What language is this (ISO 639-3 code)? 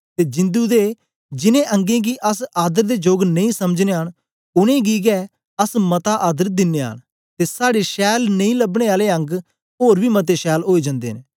doi